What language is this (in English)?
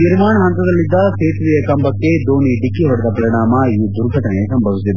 Kannada